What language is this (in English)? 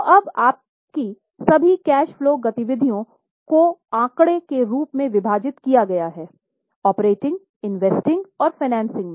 Hindi